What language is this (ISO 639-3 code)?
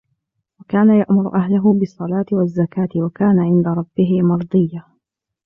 ara